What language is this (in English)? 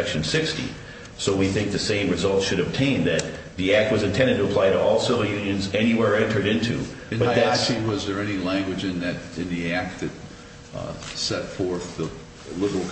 English